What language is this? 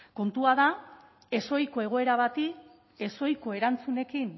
Basque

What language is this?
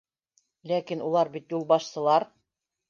Bashkir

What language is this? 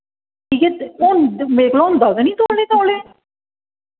Dogri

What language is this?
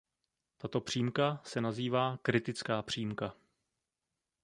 Czech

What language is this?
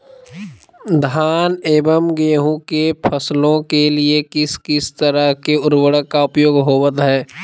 Magahi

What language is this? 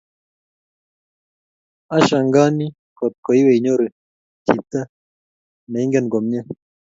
Kalenjin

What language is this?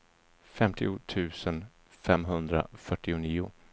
Swedish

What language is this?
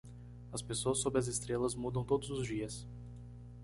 Portuguese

